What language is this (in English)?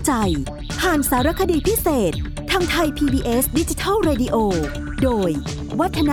Thai